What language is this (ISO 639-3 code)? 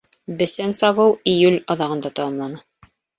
bak